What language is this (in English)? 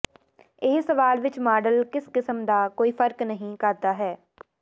Punjabi